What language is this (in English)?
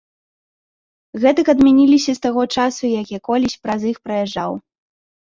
Belarusian